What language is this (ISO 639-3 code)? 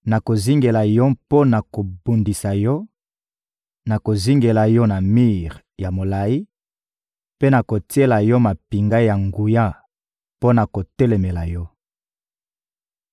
lin